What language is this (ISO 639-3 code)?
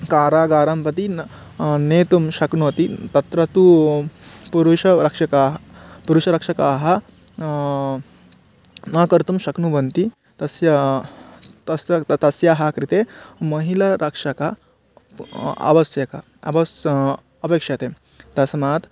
san